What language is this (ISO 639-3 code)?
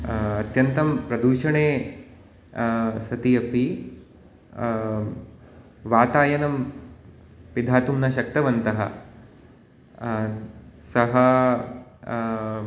san